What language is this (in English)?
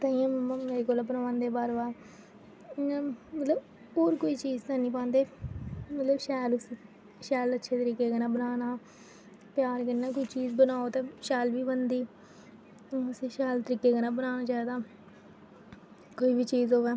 Dogri